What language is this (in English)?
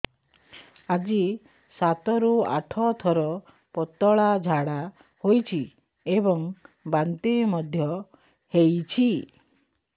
Odia